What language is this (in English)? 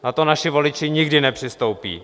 Czech